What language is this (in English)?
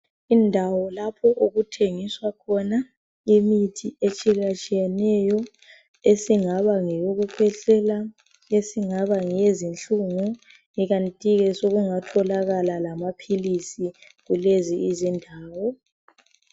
North Ndebele